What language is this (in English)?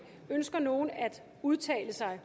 Danish